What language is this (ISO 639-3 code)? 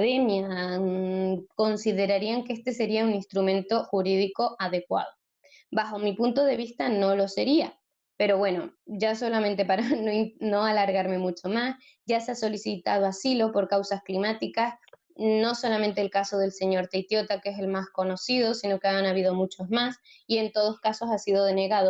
spa